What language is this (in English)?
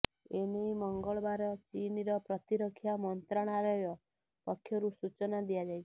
Odia